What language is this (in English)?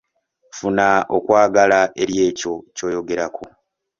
Ganda